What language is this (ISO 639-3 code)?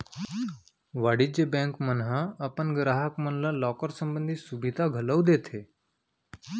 hne